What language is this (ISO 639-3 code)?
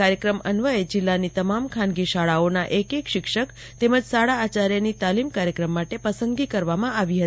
guj